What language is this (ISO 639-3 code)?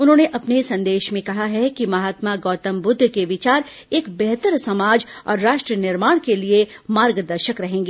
hin